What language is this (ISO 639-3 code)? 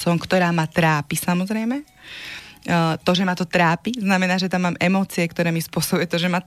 slk